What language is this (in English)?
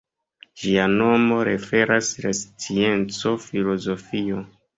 Esperanto